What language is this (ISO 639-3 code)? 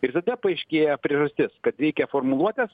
lit